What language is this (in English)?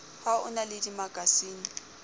Southern Sotho